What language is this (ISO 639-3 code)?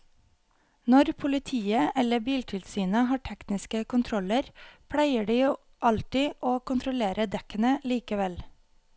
nor